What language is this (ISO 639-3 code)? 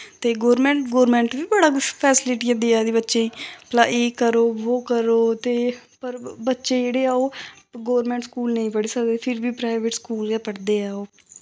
doi